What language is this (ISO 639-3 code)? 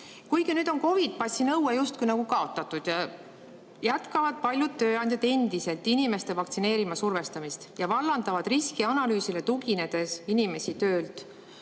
est